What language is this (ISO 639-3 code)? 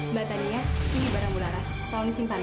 ind